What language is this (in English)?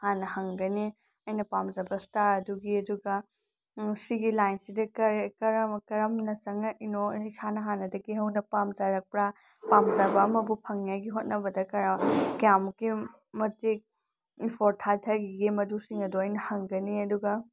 Manipuri